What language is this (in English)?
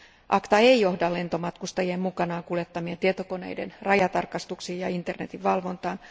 Finnish